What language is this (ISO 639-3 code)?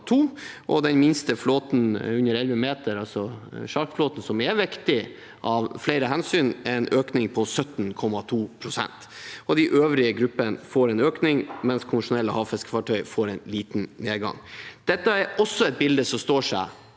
nor